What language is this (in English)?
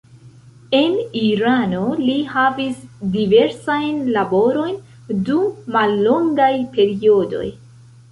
Esperanto